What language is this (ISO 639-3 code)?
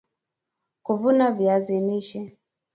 swa